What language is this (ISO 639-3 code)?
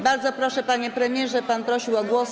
pol